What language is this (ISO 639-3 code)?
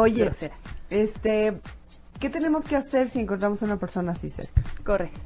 spa